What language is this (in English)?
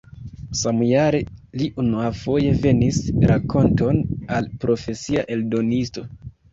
Esperanto